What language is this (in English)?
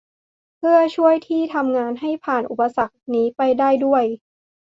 Thai